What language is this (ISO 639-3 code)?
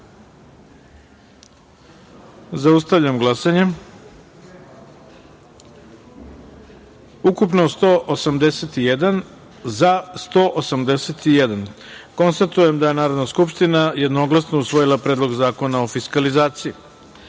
srp